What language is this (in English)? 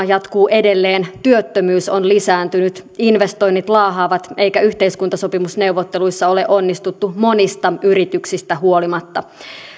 Finnish